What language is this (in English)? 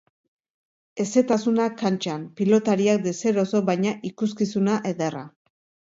Basque